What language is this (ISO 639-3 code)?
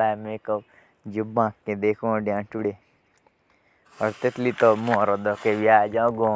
jns